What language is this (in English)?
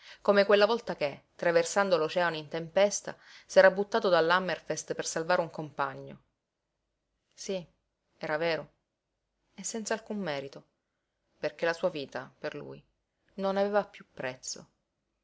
Italian